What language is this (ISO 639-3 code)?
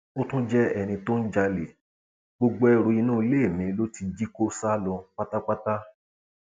yor